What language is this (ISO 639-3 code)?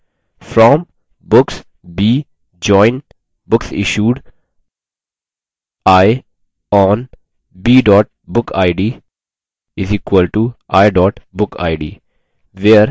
hin